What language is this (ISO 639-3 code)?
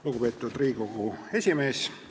est